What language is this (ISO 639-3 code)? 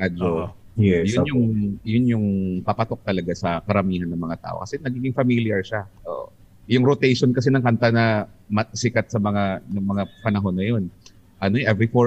fil